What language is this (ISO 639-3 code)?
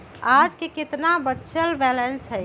mag